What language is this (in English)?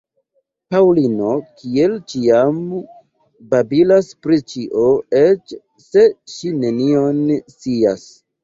Esperanto